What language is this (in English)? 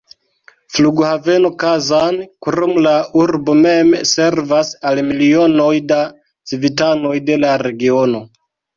Esperanto